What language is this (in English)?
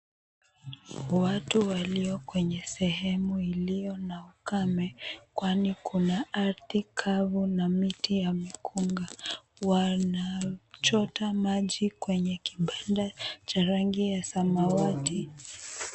Swahili